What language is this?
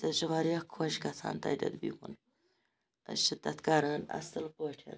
Kashmiri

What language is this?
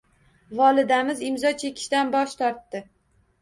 Uzbek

